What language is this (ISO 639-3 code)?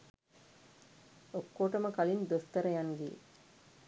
sin